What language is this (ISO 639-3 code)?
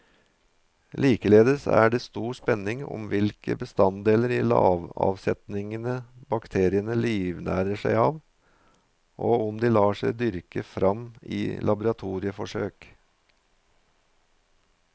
nor